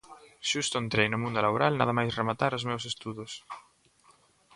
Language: Galician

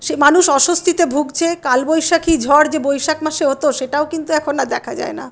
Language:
Bangla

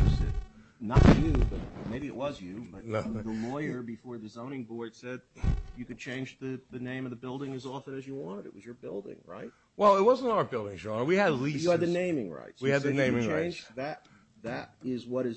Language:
English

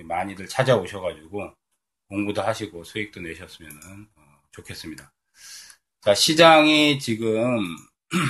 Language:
Korean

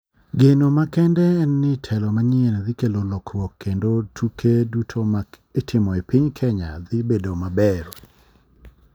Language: Luo (Kenya and Tanzania)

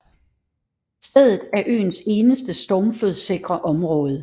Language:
Danish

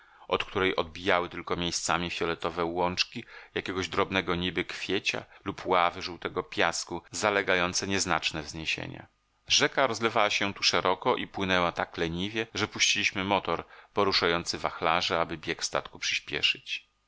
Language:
Polish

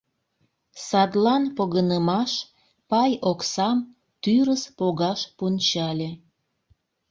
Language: Mari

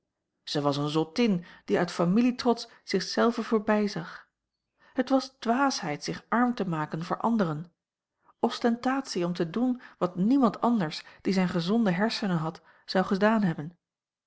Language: Dutch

